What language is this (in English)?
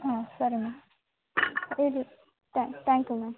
Kannada